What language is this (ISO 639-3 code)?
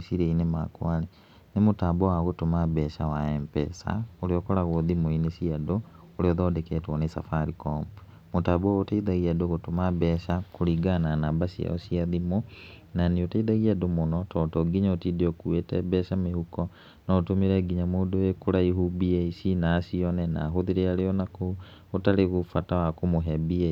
kik